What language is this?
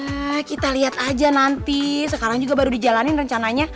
Indonesian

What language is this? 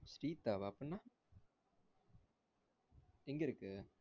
Tamil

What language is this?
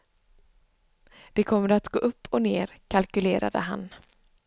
Swedish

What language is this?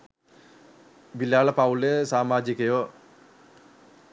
Sinhala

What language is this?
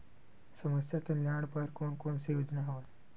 Chhattisgarhi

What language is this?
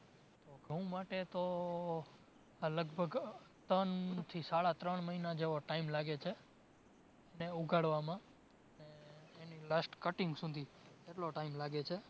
Gujarati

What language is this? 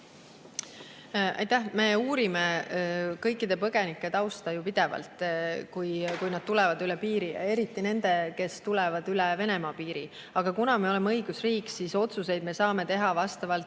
Estonian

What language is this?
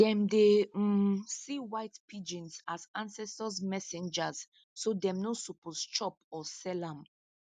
Nigerian Pidgin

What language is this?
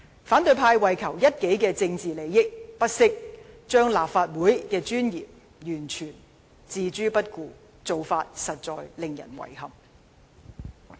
Cantonese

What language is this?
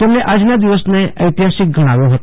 Gujarati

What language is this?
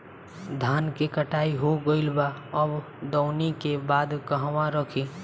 Bhojpuri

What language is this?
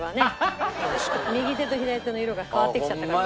Japanese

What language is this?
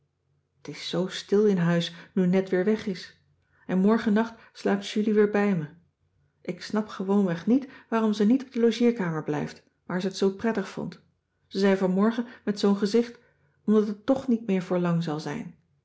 Dutch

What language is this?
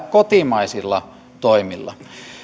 Finnish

